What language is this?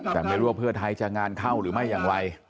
Thai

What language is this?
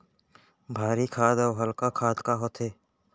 Chhattisgarhi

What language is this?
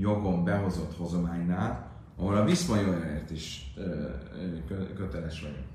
Hungarian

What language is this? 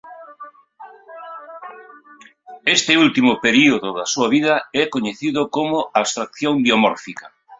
Galician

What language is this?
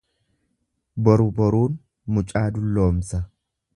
Oromo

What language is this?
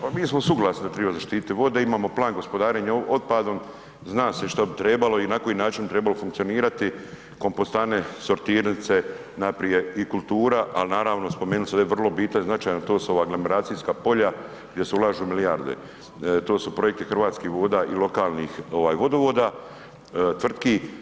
Croatian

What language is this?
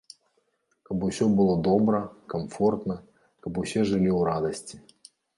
Belarusian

